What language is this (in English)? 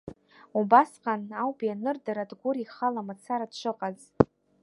Abkhazian